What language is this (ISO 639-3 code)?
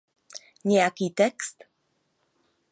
ces